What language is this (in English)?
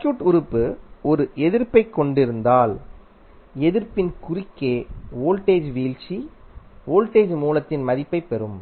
Tamil